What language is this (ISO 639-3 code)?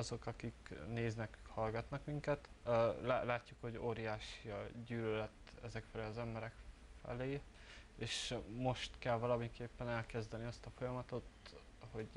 hun